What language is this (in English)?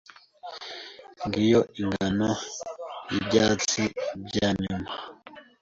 Kinyarwanda